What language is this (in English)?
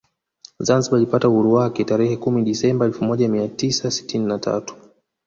Swahili